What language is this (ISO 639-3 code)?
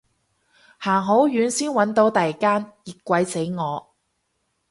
yue